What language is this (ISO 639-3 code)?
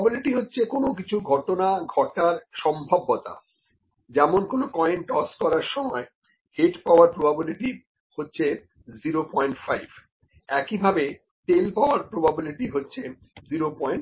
ben